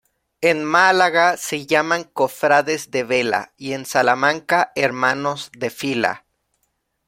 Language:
Spanish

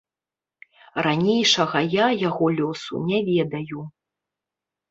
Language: Belarusian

